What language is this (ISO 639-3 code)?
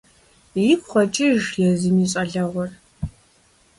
kbd